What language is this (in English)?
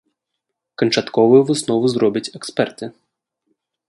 Belarusian